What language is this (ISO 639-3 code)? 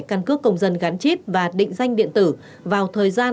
vie